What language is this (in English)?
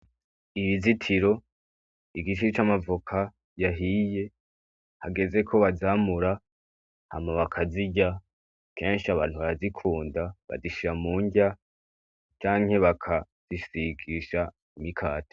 Rundi